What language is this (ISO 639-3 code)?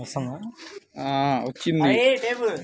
tel